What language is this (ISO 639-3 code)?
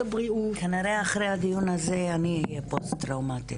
heb